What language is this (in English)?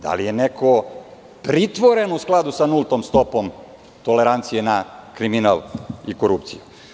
Serbian